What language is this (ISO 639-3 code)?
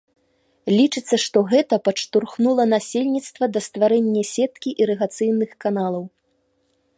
bel